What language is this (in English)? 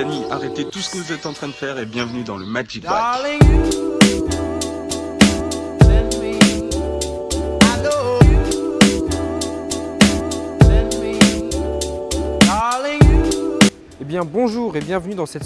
French